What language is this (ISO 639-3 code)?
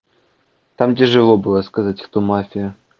rus